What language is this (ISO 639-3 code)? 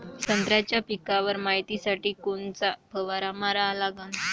mar